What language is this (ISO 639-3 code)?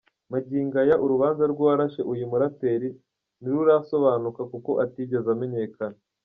kin